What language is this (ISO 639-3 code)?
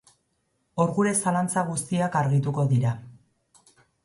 eus